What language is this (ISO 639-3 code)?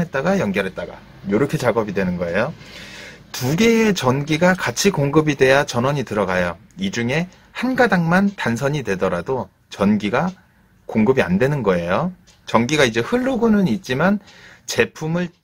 kor